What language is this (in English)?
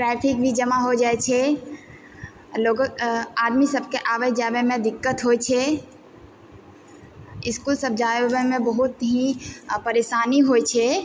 Maithili